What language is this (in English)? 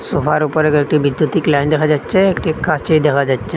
Bangla